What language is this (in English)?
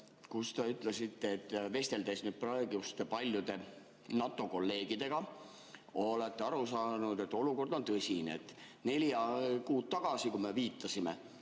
Estonian